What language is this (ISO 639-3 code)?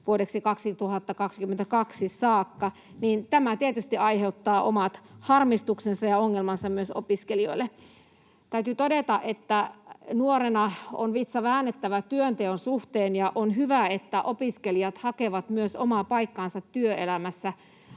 fin